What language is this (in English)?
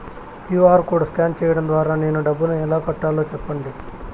Telugu